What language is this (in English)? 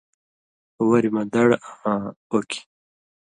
Indus Kohistani